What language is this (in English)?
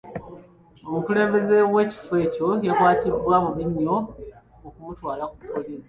Ganda